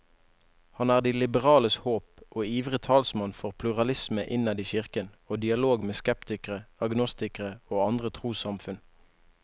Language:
Norwegian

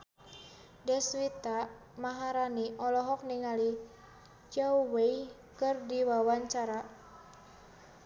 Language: Sundanese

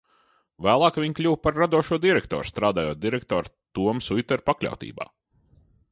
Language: Latvian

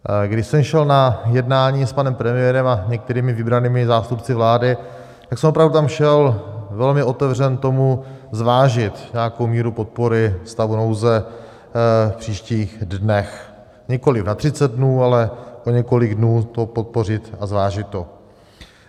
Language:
Czech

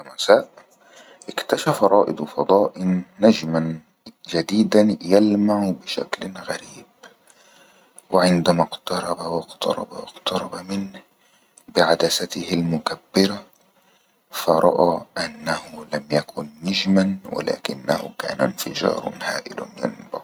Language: Egyptian Arabic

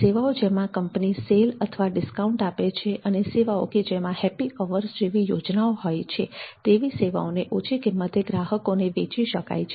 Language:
Gujarati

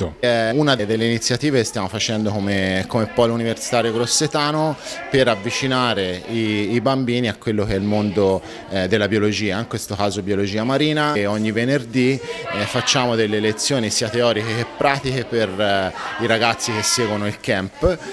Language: Italian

